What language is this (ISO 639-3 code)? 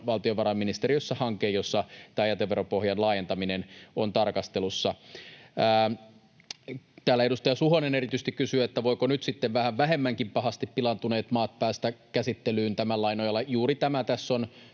fin